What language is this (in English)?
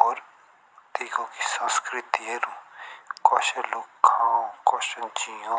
Jaunsari